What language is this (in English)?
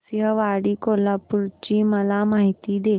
Marathi